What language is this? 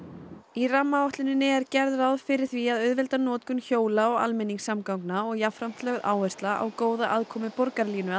Icelandic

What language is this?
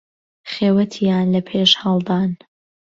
Central Kurdish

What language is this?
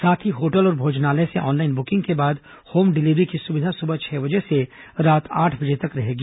Hindi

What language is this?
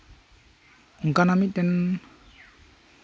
Santali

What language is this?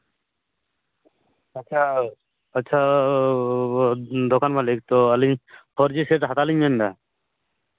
Santali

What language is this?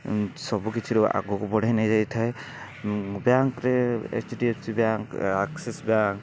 Odia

